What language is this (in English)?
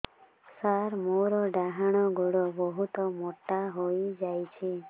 Odia